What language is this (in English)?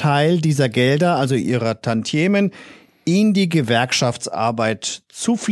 German